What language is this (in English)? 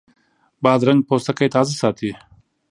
Pashto